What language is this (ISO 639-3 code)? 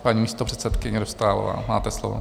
ces